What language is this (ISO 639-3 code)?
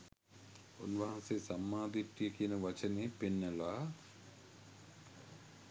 sin